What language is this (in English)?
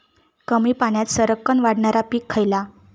Marathi